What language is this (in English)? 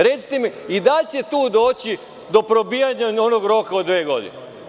Serbian